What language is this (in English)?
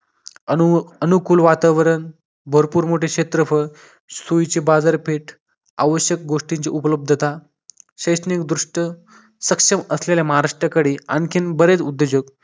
Marathi